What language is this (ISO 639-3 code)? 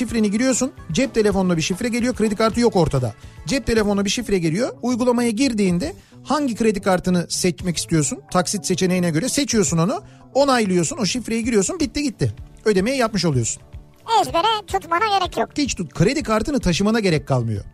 tur